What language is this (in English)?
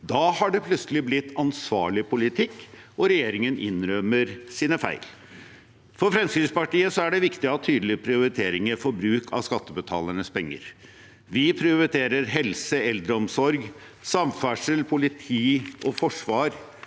Norwegian